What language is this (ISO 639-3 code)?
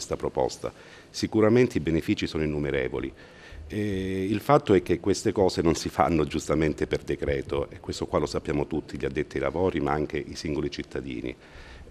ita